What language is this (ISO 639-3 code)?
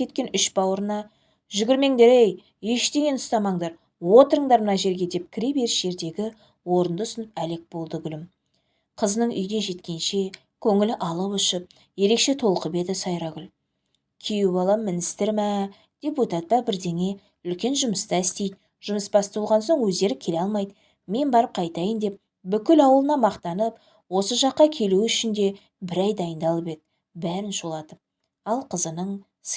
tur